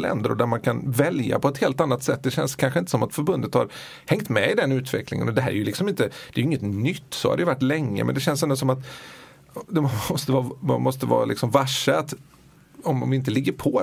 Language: Swedish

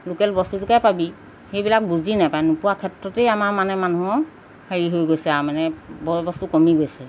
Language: Assamese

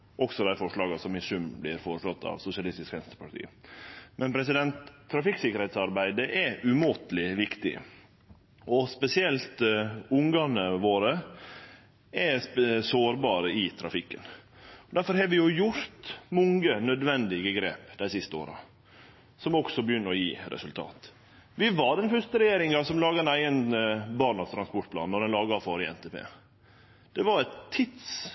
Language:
Norwegian Nynorsk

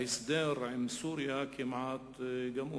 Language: Hebrew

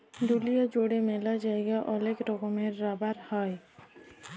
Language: Bangla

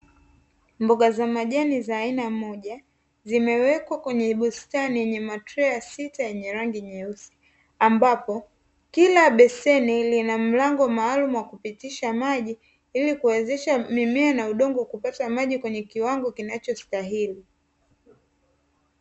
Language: Swahili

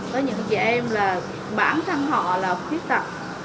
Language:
Vietnamese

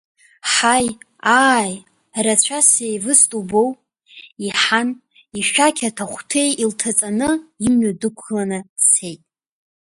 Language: Abkhazian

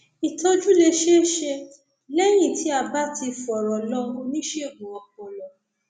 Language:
Yoruba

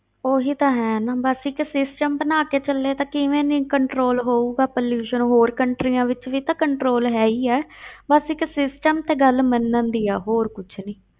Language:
Punjabi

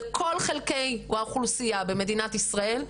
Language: Hebrew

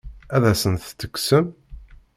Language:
Kabyle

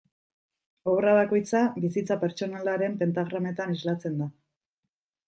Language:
Basque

